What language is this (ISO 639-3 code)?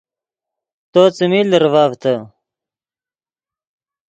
ydg